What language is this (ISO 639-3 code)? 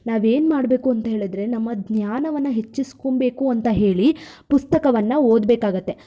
kan